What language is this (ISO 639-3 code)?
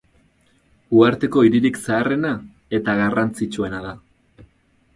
eus